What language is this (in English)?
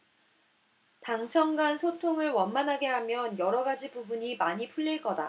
Korean